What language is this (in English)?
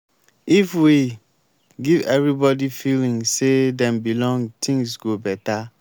Nigerian Pidgin